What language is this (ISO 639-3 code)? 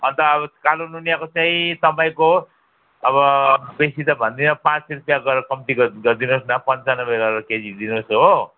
nep